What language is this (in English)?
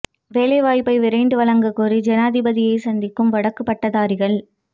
Tamil